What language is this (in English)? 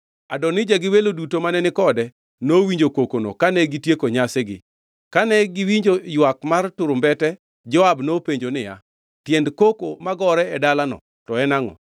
Luo (Kenya and Tanzania)